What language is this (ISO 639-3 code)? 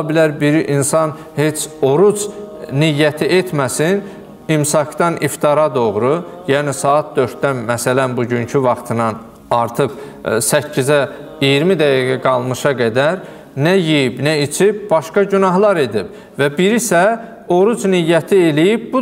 tur